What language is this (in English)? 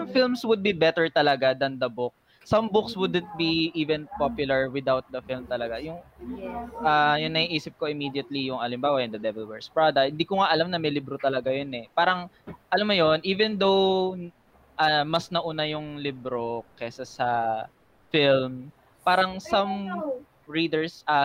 Filipino